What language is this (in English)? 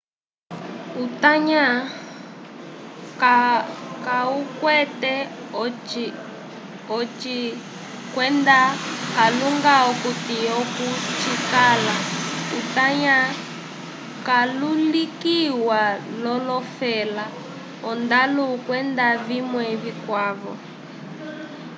Umbundu